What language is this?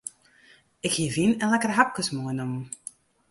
Western Frisian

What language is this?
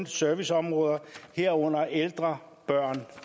Danish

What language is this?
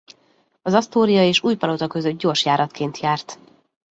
Hungarian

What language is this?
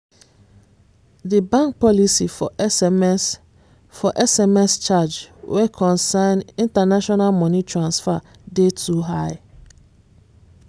Nigerian Pidgin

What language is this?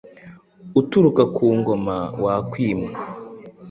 Kinyarwanda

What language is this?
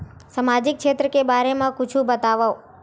Chhattisgarhi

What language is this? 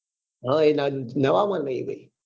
Gujarati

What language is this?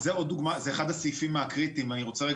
Hebrew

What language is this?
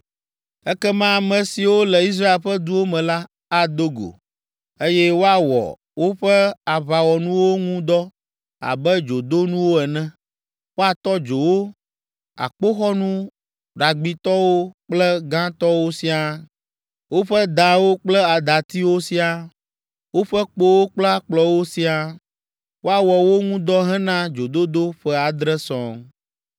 Ewe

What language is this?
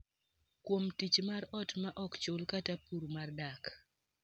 Luo (Kenya and Tanzania)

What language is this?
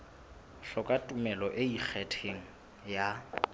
Southern Sotho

